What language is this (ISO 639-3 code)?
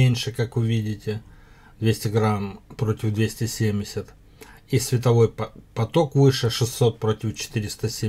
rus